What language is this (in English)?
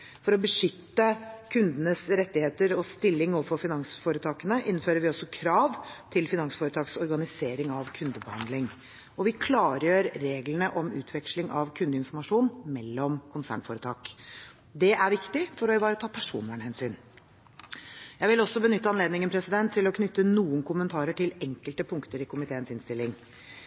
Norwegian Bokmål